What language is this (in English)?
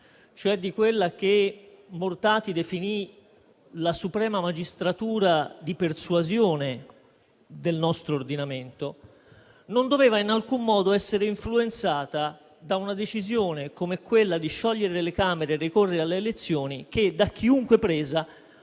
Italian